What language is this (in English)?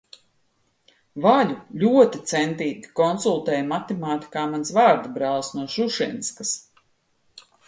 Latvian